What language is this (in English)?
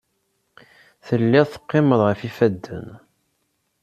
Kabyle